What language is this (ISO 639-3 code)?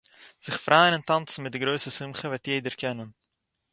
yid